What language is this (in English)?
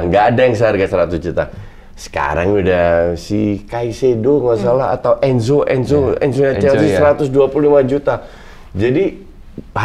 Indonesian